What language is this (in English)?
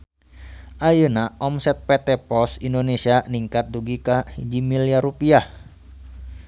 Sundanese